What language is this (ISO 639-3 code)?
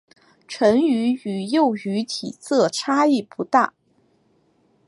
zho